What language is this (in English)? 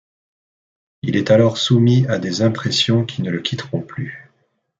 French